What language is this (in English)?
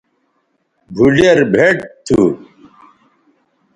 Bateri